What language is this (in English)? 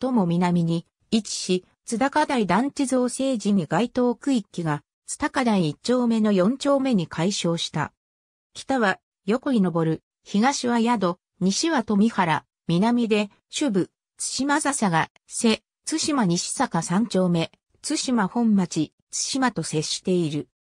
Japanese